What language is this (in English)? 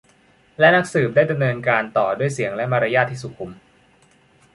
Thai